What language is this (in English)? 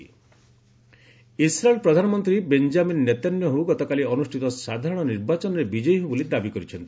Odia